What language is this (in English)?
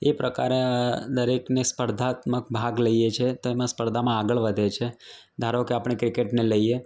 Gujarati